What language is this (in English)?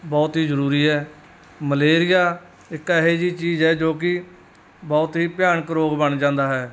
Punjabi